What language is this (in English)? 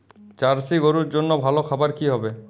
Bangla